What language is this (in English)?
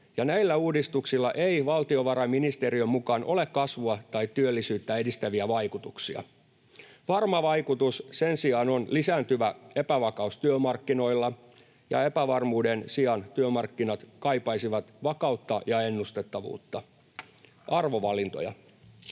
Finnish